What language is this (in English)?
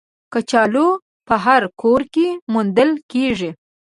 Pashto